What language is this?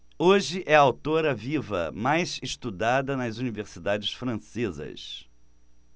Portuguese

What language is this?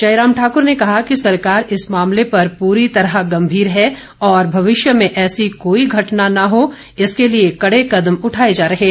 Hindi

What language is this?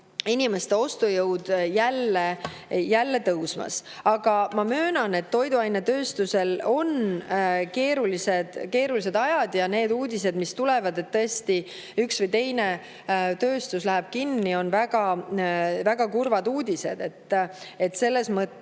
Estonian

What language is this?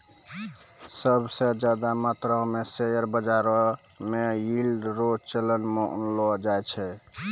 Maithili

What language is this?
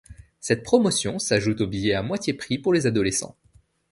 French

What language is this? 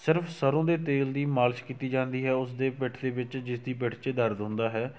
Punjabi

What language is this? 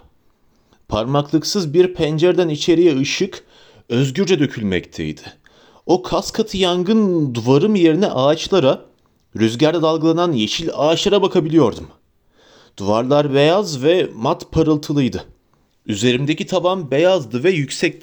Turkish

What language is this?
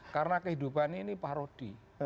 Indonesian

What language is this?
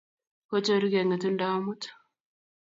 Kalenjin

